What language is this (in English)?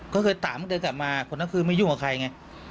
Thai